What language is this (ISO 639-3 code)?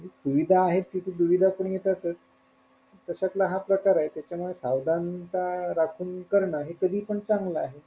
mar